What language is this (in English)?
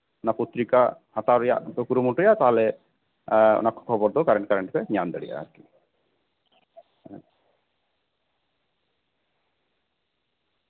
Santali